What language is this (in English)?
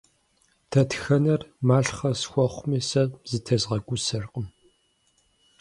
Kabardian